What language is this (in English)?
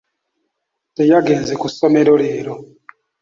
Ganda